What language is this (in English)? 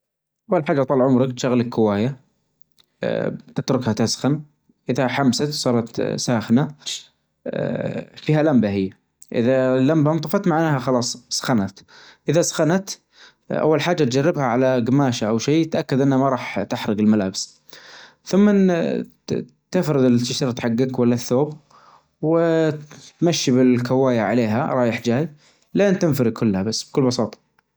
Najdi Arabic